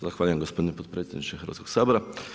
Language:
Croatian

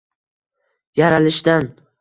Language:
Uzbek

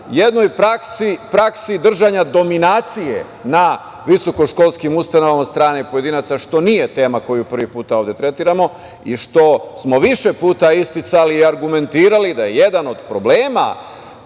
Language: Serbian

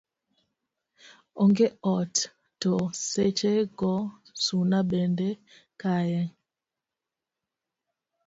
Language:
Luo (Kenya and Tanzania)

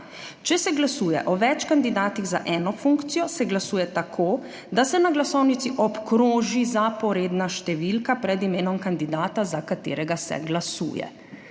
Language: Slovenian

